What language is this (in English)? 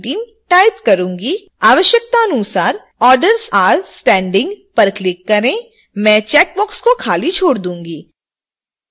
Hindi